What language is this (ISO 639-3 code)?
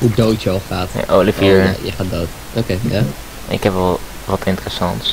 nld